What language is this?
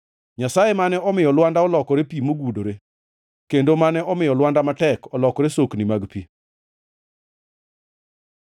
Luo (Kenya and Tanzania)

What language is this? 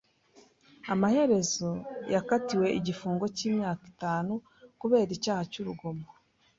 Kinyarwanda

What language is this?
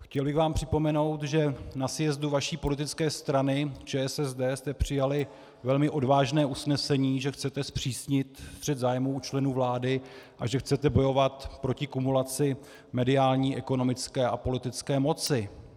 Czech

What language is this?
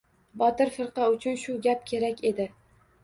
Uzbek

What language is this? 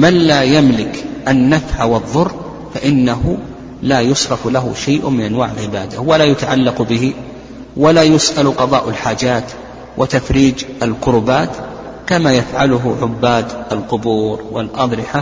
Arabic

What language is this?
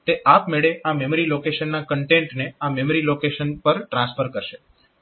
Gujarati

